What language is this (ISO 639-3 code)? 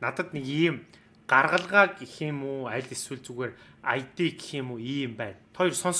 tur